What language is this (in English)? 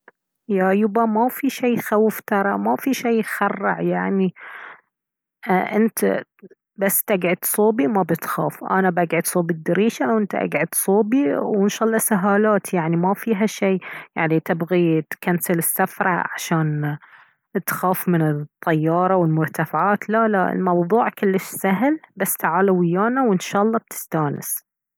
Baharna Arabic